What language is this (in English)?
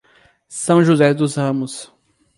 Portuguese